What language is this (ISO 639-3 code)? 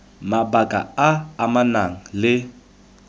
tsn